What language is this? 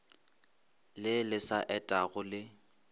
Northern Sotho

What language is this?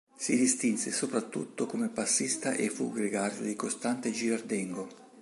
Italian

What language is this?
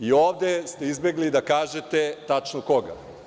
Serbian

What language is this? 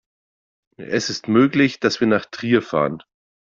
German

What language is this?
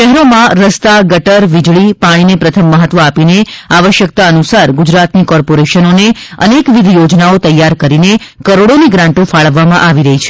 Gujarati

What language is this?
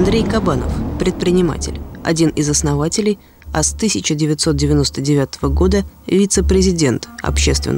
Russian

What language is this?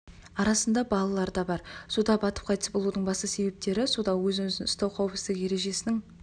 Kazakh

